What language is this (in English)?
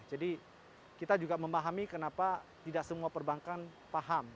Indonesian